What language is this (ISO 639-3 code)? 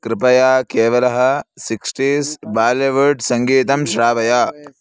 san